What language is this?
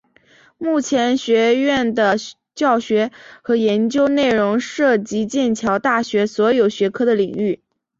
Chinese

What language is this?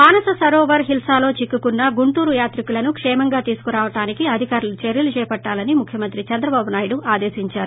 Telugu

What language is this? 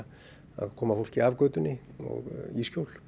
Icelandic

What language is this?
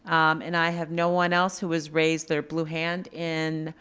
English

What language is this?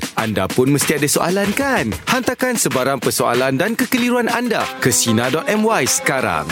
Malay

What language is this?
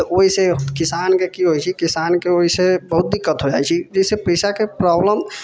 Maithili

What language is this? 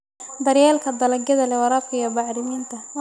Somali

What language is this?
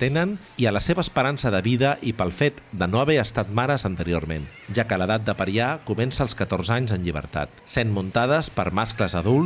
Spanish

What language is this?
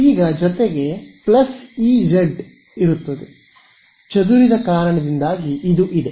Kannada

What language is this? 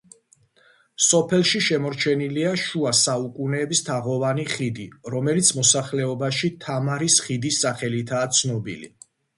Georgian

